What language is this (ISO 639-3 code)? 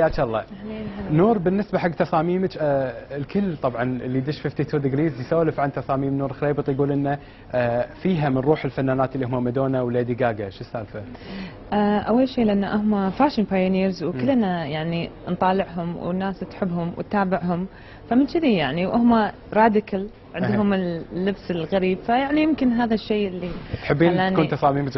ara